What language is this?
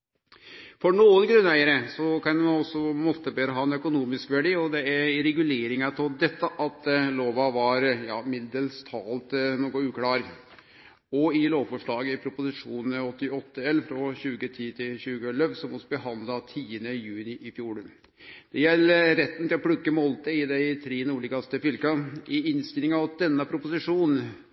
Norwegian Nynorsk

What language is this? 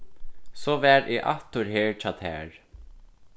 Faroese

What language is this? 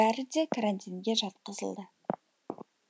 Kazakh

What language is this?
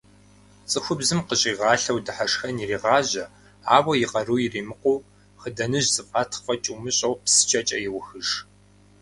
Kabardian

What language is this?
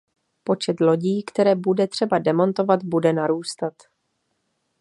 Czech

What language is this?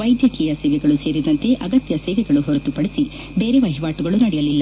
Kannada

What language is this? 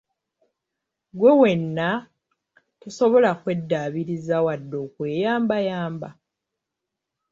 Ganda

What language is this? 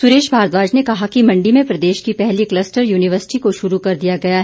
Hindi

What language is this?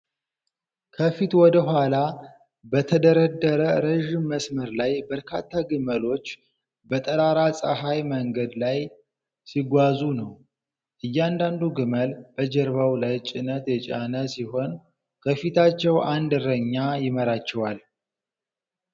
Amharic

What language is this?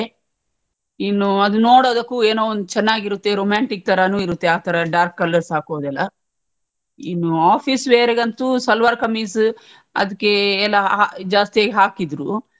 Kannada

